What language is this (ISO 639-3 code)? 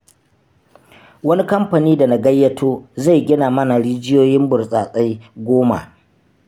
hau